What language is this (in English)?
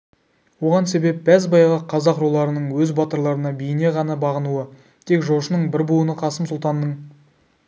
Kazakh